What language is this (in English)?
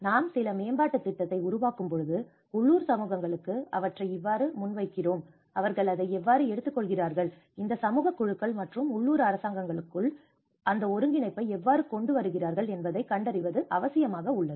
Tamil